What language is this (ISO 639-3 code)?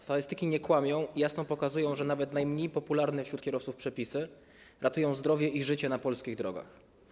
pol